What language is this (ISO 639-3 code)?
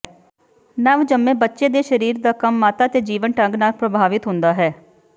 pan